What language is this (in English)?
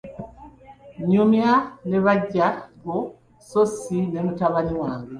Ganda